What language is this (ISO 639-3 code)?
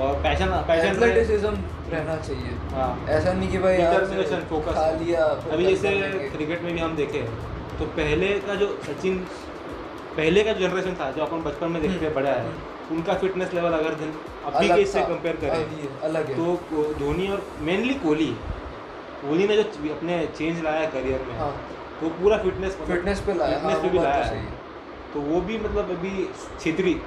hin